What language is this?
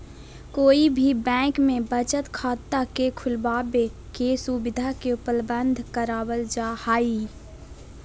Magahi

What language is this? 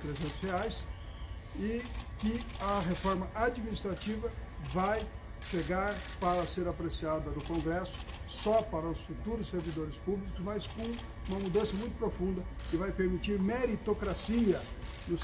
Portuguese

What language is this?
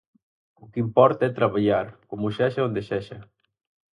Galician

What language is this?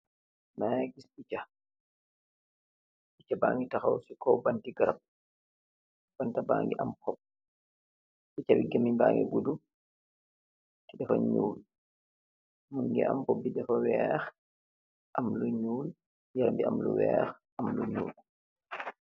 Wolof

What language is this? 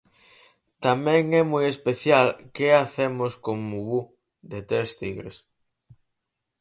Galician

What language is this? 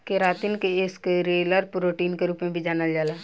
Bhojpuri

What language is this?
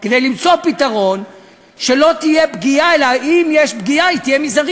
Hebrew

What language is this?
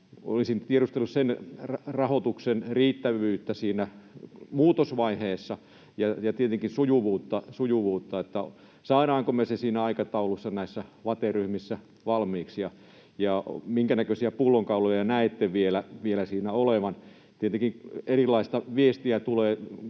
Finnish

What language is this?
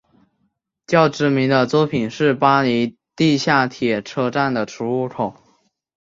Chinese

